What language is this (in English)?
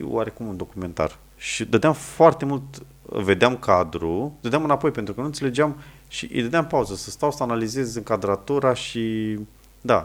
Romanian